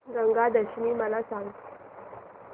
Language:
Marathi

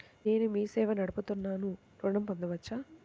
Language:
Telugu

